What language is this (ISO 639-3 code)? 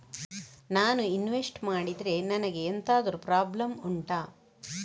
kan